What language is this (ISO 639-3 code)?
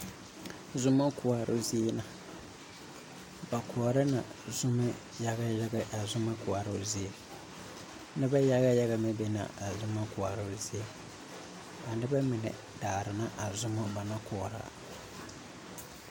dga